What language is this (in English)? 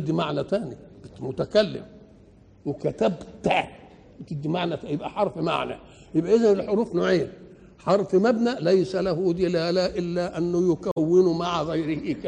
Arabic